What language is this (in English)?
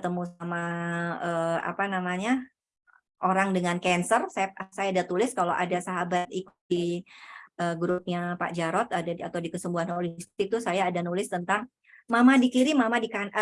Indonesian